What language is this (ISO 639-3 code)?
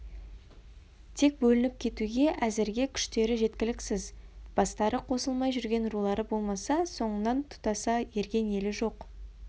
kaz